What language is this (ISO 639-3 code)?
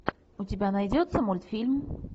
rus